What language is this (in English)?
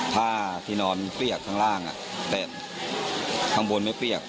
Thai